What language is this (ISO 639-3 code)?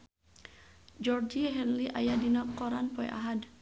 sun